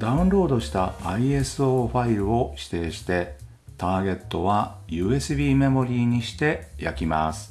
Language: Japanese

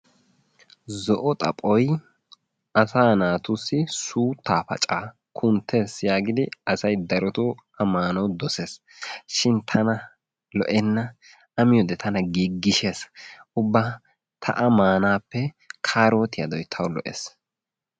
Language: Wolaytta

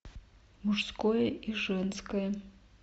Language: Russian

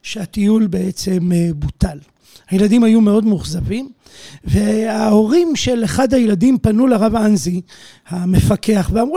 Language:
Hebrew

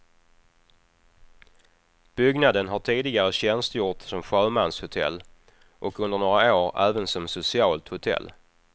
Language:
Swedish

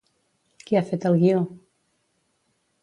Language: Catalan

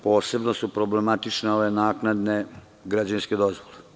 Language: Serbian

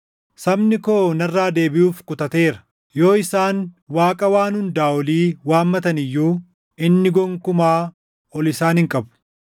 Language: Oromo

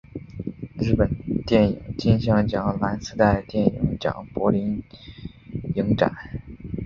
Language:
Chinese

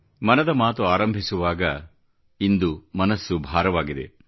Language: Kannada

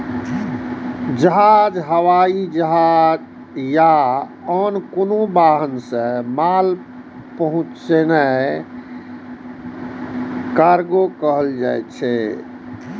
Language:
Maithili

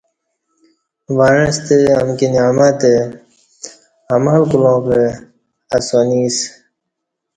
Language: Kati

